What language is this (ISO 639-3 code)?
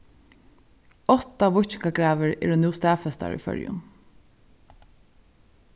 fao